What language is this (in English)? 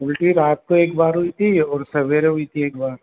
Hindi